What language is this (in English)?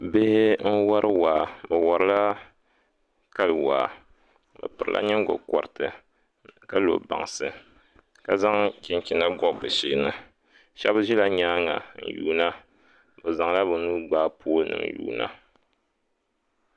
Dagbani